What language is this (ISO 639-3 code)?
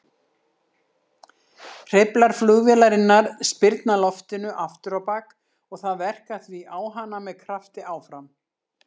isl